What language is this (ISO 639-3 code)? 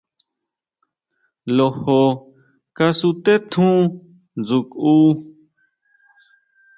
mau